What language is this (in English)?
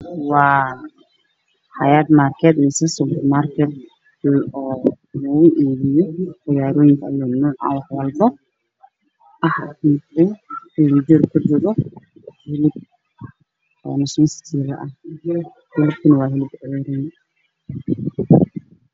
Somali